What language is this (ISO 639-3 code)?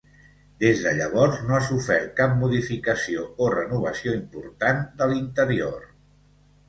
cat